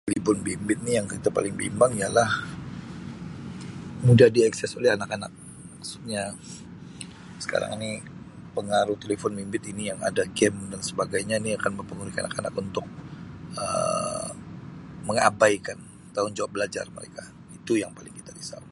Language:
Sabah Malay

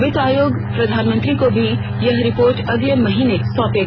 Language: Hindi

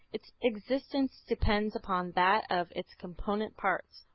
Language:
English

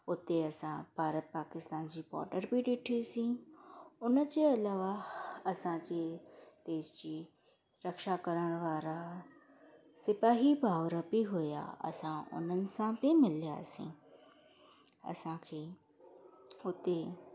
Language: Sindhi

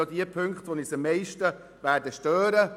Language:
Swiss German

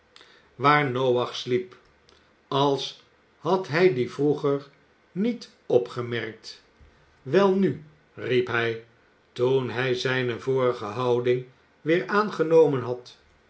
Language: Dutch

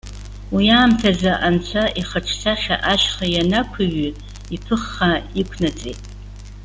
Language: Abkhazian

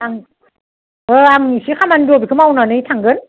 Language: Bodo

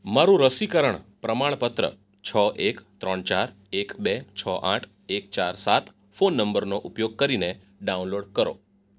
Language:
Gujarati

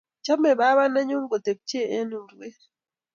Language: Kalenjin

